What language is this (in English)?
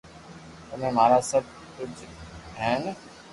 Loarki